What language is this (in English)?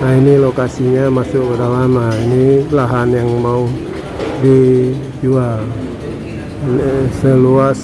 Indonesian